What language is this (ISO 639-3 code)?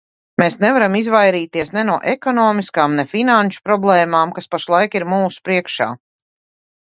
lav